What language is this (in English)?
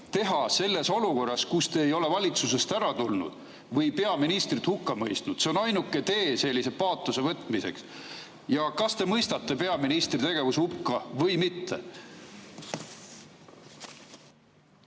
Estonian